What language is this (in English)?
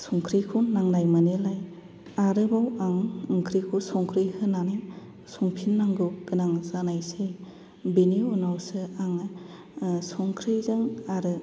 Bodo